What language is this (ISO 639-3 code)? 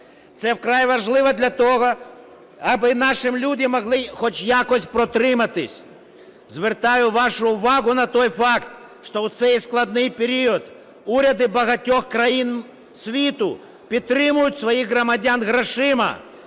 ukr